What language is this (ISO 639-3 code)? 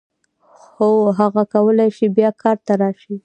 pus